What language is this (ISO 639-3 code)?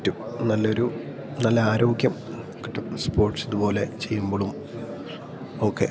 mal